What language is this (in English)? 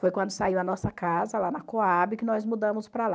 Portuguese